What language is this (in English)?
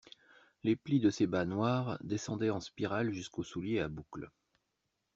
French